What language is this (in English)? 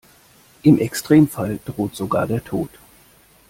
German